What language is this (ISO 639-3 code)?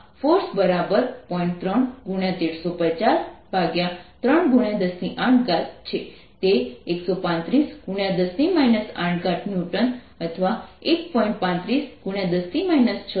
guj